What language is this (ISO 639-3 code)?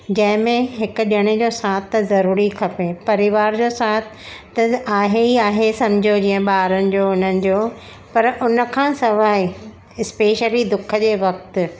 snd